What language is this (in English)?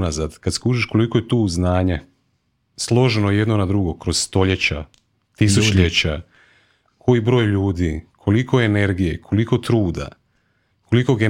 Croatian